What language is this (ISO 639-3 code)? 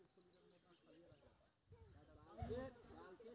mai